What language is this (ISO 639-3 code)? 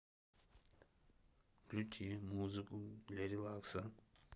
rus